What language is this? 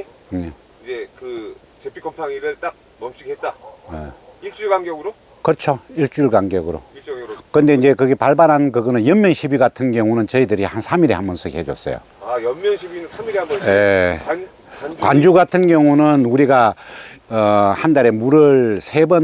Korean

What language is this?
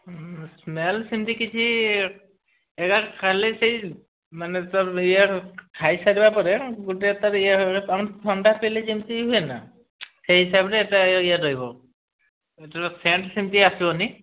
Odia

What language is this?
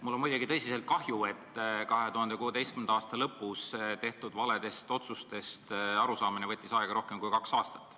Estonian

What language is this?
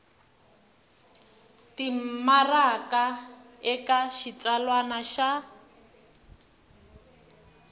Tsonga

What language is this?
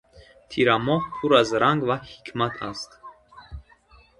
Tajik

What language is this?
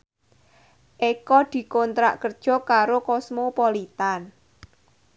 Javanese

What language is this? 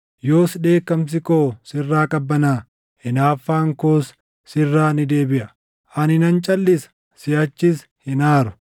Oromo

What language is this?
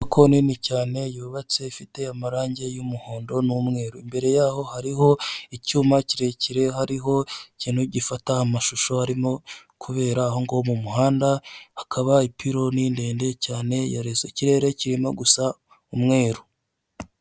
Kinyarwanda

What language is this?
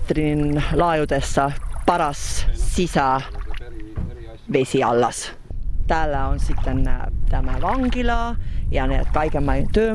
Finnish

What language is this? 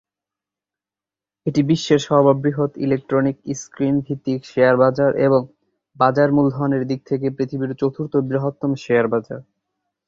Bangla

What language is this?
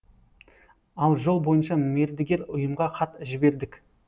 Kazakh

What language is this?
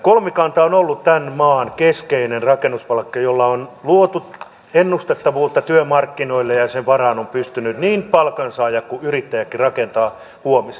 Finnish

